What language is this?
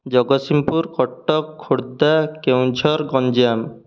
Odia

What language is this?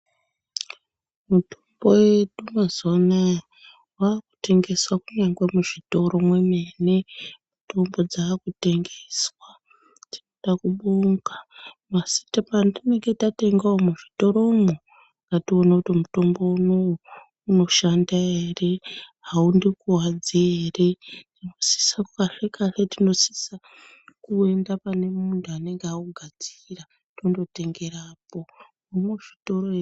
Ndau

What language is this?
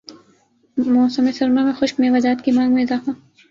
Urdu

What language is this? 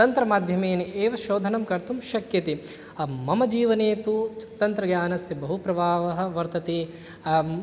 Sanskrit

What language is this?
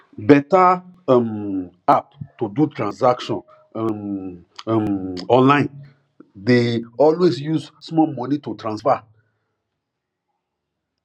Nigerian Pidgin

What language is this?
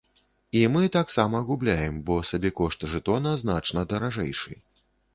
Belarusian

